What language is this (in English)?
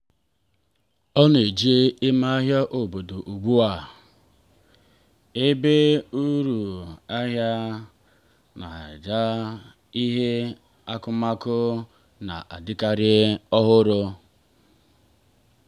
Igbo